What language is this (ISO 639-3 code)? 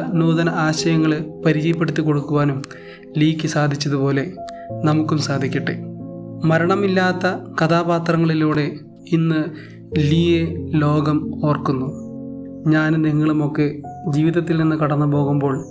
mal